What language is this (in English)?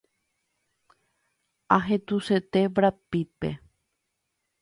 Guarani